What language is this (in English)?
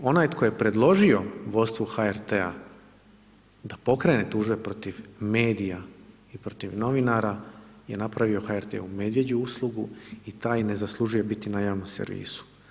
Croatian